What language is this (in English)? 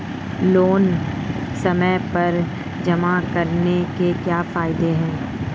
Hindi